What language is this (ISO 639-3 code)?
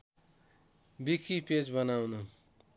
nep